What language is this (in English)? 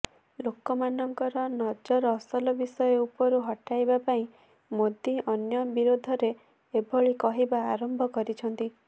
Odia